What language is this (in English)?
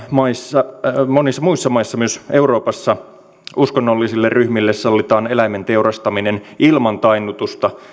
Finnish